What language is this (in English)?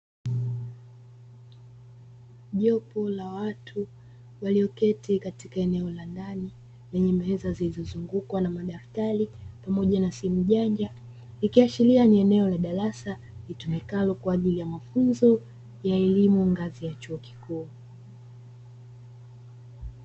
Swahili